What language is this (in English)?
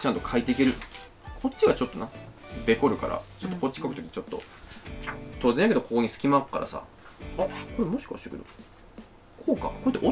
Japanese